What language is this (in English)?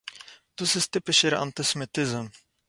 Yiddish